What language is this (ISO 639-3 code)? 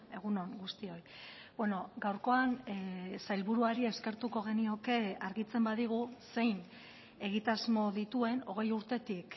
eus